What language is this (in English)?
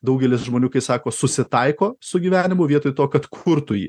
Lithuanian